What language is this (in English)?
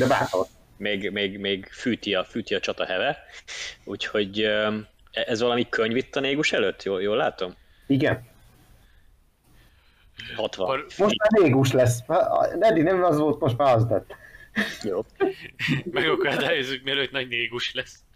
Hungarian